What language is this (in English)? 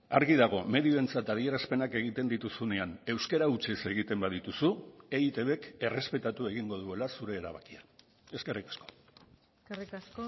Basque